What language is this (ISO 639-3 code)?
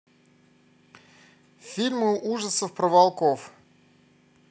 rus